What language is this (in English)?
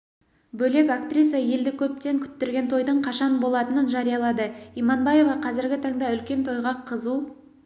Kazakh